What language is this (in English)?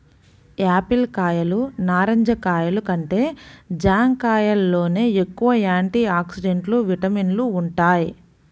Telugu